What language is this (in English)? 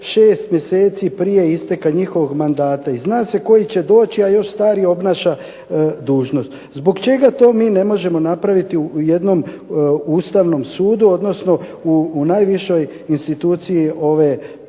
Croatian